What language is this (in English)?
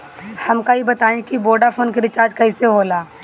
Bhojpuri